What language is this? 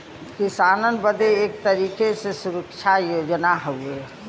Bhojpuri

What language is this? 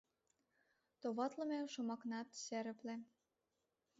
Mari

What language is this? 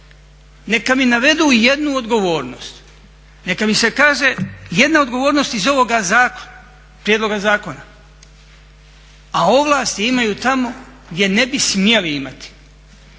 Croatian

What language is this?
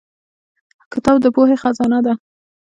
Pashto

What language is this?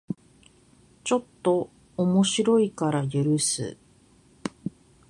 Japanese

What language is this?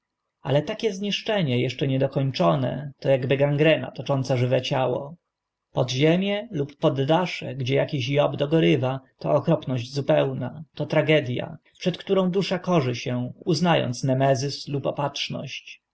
Polish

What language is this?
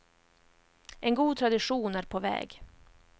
Swedish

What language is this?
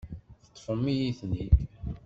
Kabyle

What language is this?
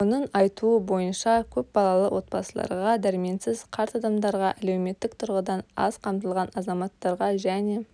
Kazakh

